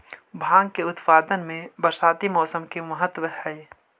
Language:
Magahi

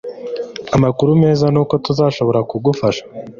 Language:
Kinyarwanda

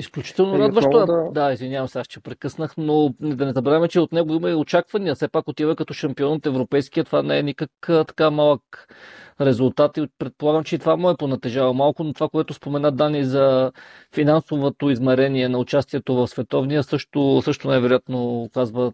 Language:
Bulgarian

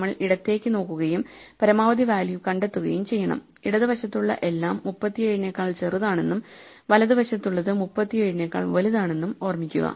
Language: Malayalam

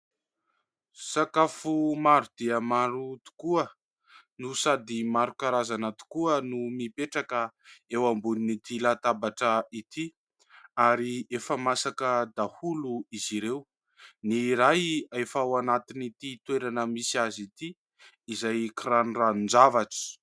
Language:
Malagasy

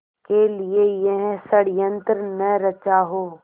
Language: Hindi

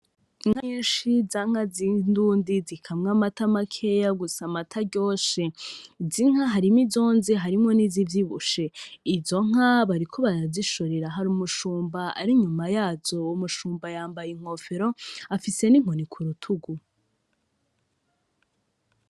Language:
Rundi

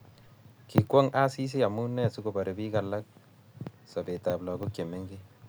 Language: Kalenjin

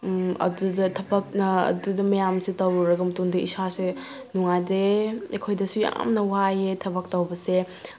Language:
Manipuri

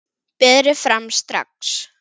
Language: Icelandic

